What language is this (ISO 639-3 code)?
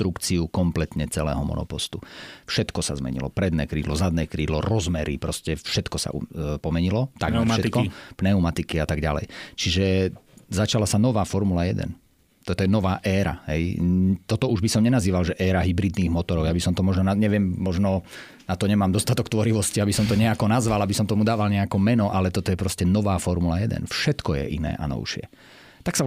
slk